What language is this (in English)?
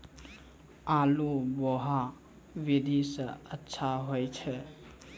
Maithili